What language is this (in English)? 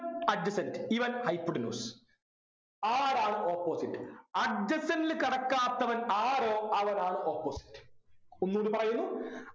Malayalam